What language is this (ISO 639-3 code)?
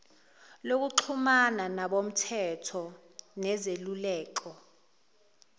zul